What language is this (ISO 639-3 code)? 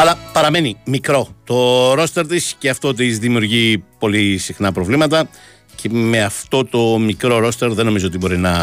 ell